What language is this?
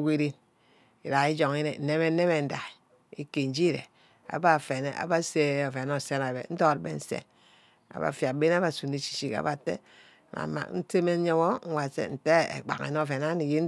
Ubaghara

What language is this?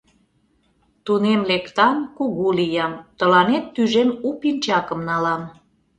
Mari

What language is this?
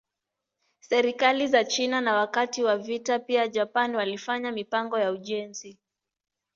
Swahili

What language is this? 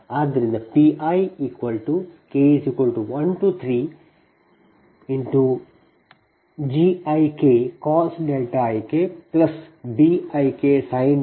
Kannada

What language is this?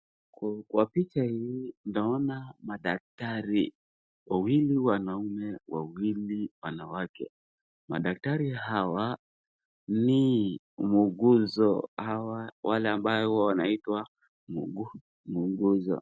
Swahili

